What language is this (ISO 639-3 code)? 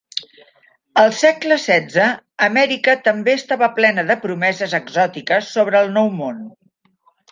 cat